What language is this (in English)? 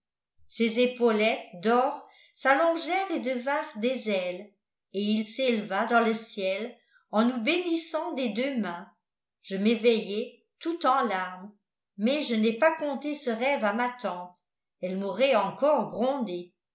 French